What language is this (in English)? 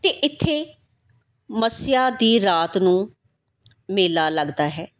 Punjabi